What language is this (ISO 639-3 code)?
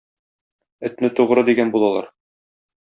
tat